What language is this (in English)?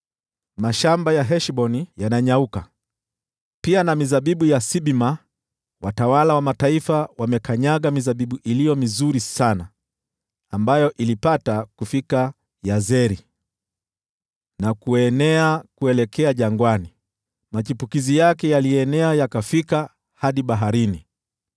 Swahili